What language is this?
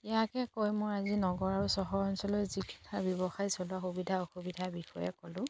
Assamese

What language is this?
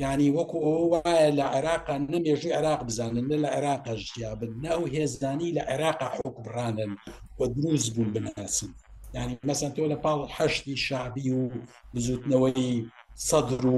Arabic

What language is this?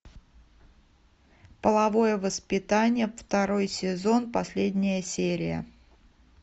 Russian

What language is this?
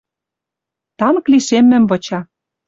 Western Mari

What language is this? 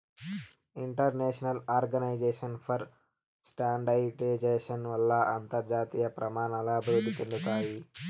Telugu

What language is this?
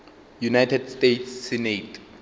Northern Sotho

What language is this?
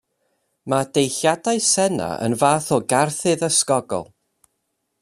Welsh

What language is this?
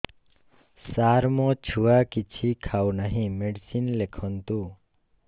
Odia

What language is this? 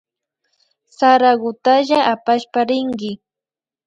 Imbabura Highland Quichua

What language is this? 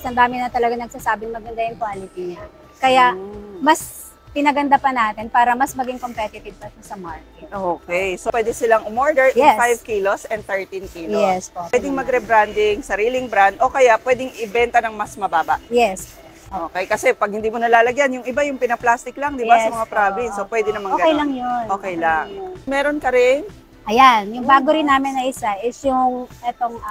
Filipino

